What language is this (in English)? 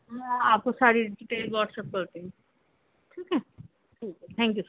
Urdu